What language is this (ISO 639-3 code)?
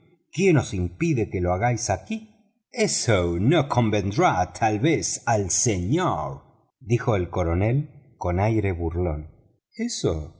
spa